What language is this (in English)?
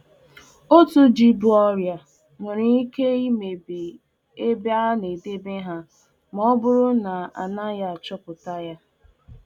Igbo